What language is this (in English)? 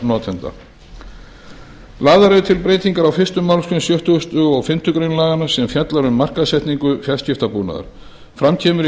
Icelandic